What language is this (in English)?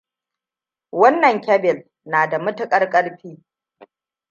Hausa